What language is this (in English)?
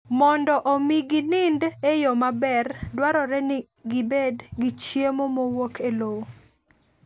Luo (Kenya and Tanzania)